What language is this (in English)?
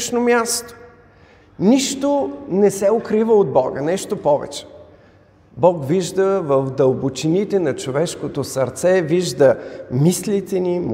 Bulgarian